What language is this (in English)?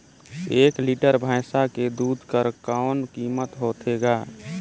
Chhattisgarhi